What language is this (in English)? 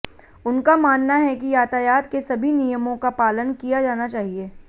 Hindi